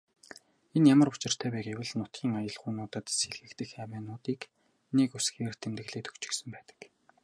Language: Mongolian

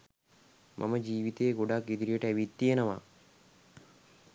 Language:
Sinhala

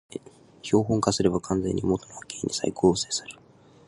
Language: Japanese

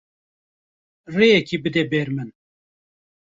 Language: Kurdish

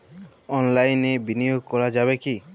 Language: Bangla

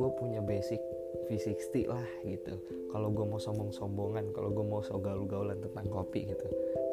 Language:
Indonesian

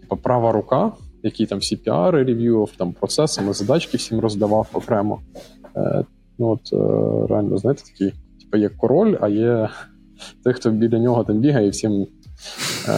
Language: Ukrainian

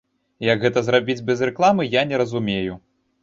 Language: Belarusian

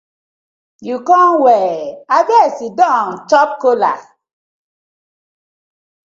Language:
Nigerian Pidgin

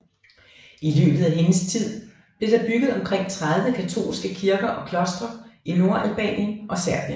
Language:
Danish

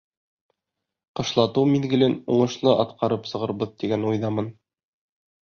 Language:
Bashkir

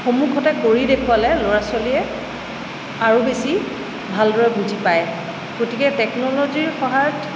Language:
Assamese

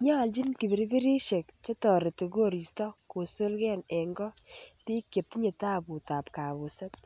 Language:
Kalenjin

